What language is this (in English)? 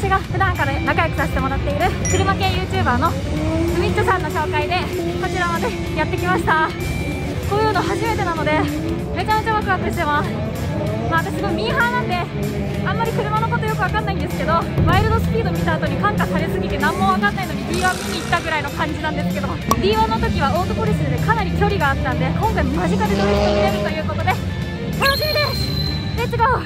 Japanese